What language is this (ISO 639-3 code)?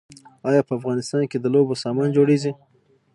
pus